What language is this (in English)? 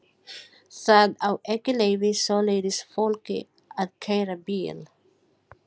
Icelandic